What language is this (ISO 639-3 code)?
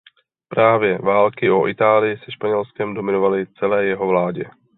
ces